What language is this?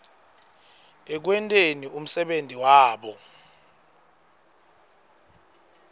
Swati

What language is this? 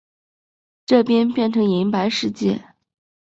Chinese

